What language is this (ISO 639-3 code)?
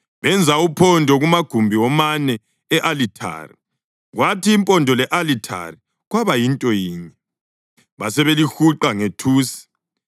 nde